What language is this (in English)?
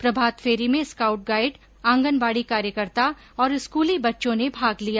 Hindi